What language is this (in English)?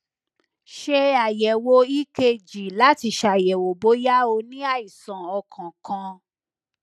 Yoruba